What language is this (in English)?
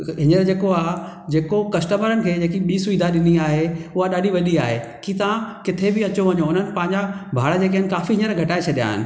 Sindhi